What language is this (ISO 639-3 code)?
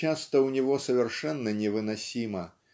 rus